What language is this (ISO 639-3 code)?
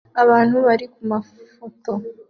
kin